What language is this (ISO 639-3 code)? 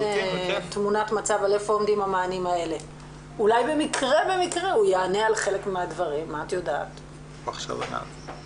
heb